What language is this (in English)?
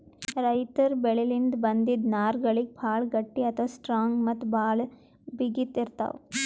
Kannada